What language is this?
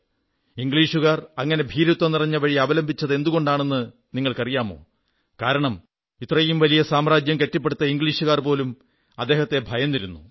Malayalam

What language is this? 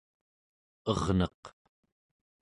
Central Yupik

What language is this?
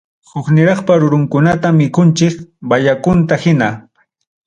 Ayacucho Quechua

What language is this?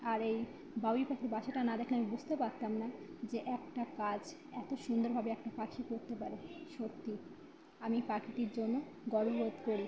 Bangla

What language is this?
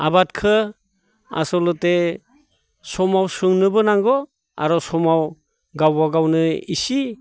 Bodo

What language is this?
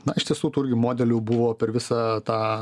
Lithuanian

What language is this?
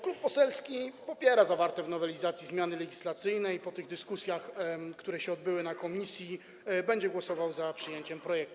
Polish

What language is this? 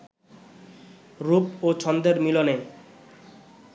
Bangla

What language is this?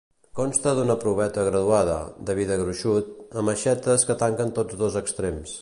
Catalan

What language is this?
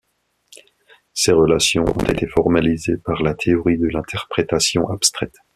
French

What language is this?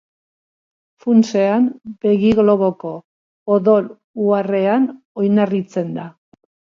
Basque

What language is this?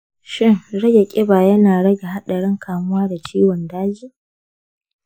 Hausa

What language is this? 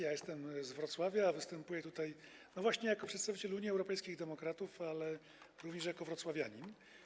Polish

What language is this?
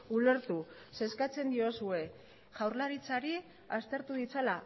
Basque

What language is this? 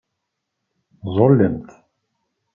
Kabyle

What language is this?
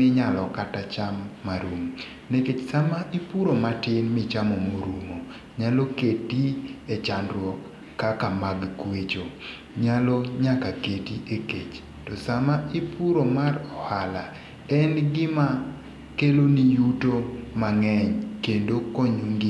Luo (Kenya and Tanzania)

